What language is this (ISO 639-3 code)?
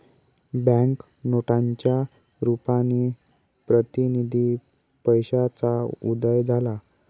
mar